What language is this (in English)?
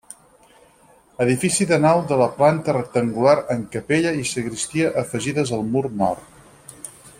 Catalan